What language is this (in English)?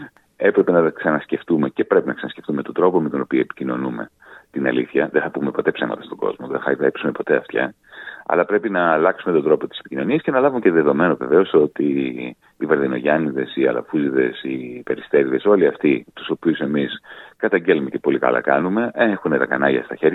Greek